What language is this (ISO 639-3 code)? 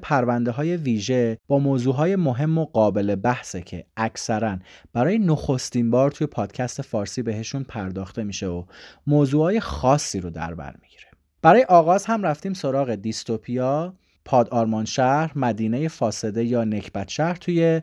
fas